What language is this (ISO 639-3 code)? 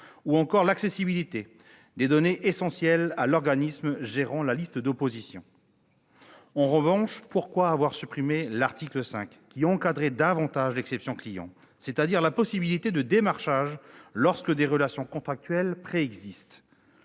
fra